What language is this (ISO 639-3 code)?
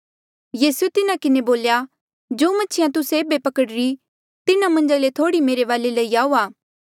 mjl